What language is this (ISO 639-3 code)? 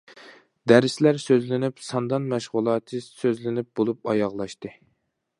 uig